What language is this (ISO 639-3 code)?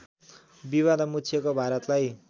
nep